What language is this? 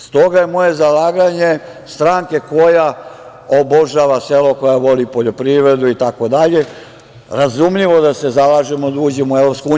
Serbian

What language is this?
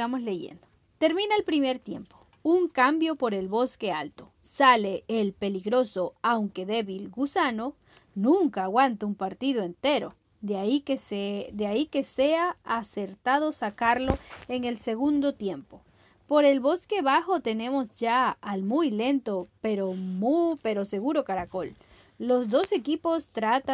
Spanish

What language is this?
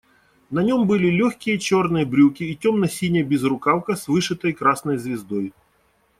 Russian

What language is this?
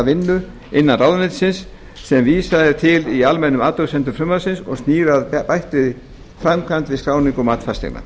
Icelandic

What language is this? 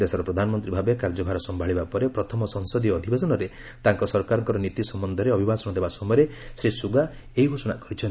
Odia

